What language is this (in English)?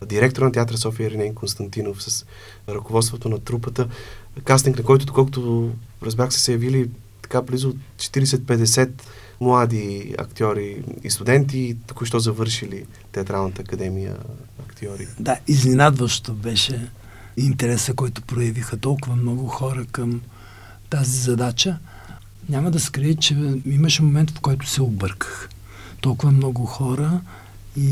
Bulgarian